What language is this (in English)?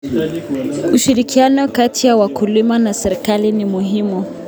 Kalenjin